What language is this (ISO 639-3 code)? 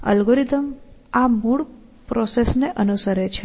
guj